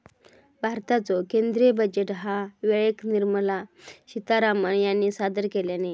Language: Marathi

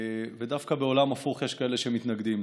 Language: Hebrew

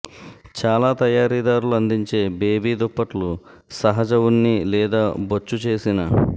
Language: Telugu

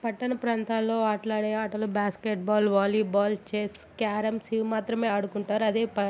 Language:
Telugu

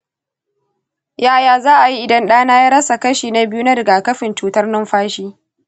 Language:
Hausa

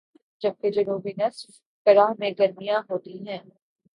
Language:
Urdu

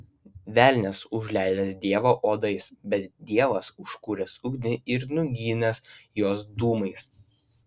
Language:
Lithuanian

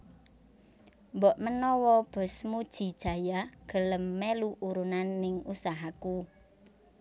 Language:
Javanese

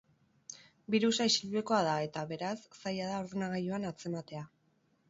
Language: Basque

